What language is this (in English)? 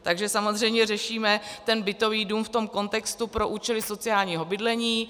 Czech